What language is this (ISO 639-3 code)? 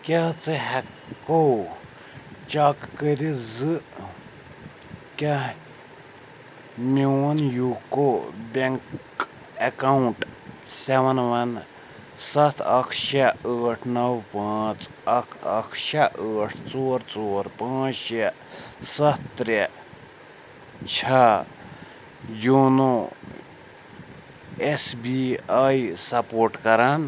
kas